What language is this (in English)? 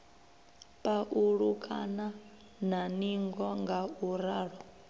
Venda